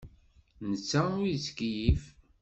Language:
Kabyle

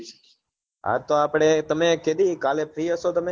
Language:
Gujarati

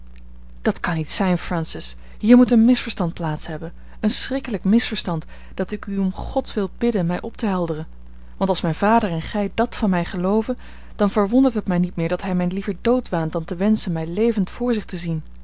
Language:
Dutch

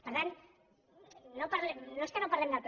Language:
Catalan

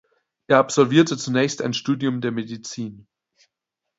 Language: German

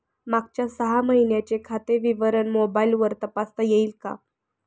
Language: Marathi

